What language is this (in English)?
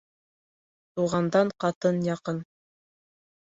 Bashkir